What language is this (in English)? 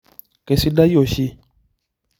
Masai